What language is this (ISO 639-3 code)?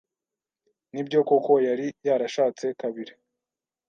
kin